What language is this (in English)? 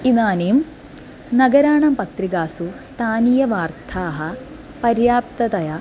Sanskrit